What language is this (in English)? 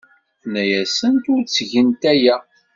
Kabyle